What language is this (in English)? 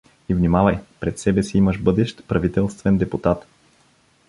Bulgarian